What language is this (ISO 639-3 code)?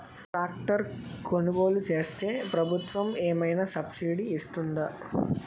tel